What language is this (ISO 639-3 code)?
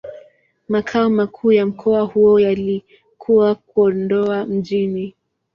swa